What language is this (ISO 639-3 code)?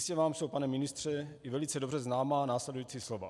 ces